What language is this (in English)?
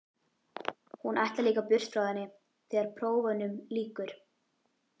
Icelandic